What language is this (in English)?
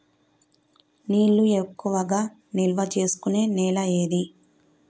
Telugu